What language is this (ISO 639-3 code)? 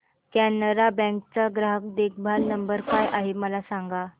mar